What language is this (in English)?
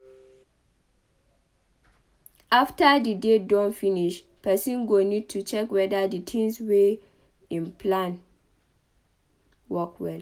Nigerian Pidgin